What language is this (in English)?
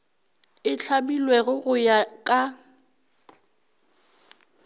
Northern Sotho